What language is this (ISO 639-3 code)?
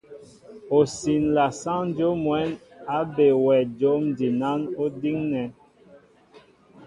mbo